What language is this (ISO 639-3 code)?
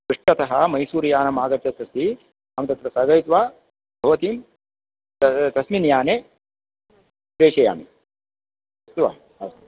san